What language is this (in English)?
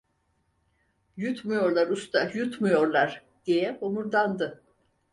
Turkish